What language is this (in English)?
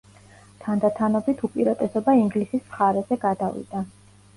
Georgian